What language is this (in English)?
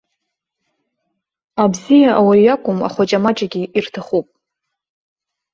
Abkhazian